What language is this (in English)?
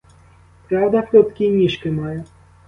Ukrainian